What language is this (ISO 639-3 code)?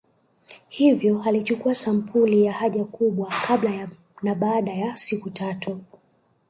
swa